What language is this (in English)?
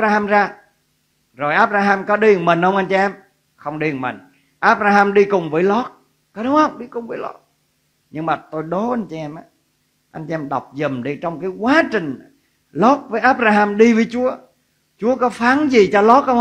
Vietnamese